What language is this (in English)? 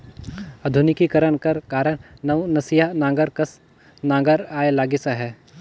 Chhattisgarhi